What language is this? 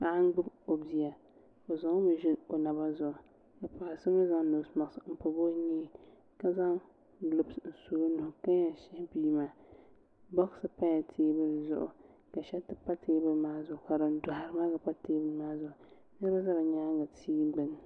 Dagbani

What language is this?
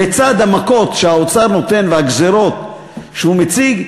Hebrew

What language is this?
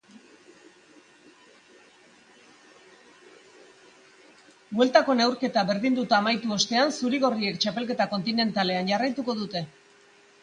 Basque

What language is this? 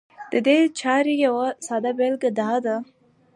Pashto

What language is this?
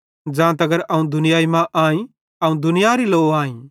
Bhadrawahi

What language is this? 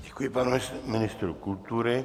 Czech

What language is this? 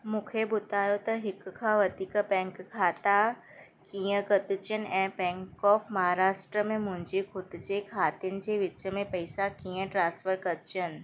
Sindhi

